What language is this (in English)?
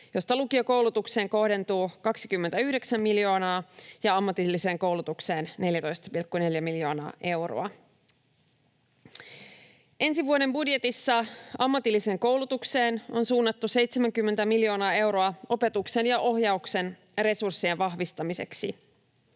Finnish